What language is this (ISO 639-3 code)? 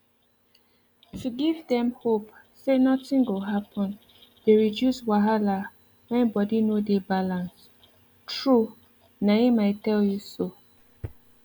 pcm